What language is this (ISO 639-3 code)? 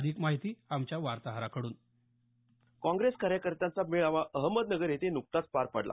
mar